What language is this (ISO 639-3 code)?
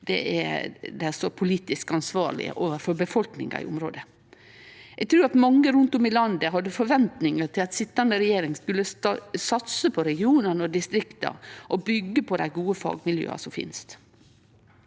nor